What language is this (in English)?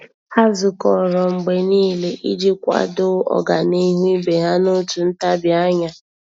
Igbo